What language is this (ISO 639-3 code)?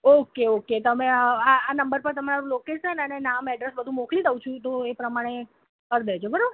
guj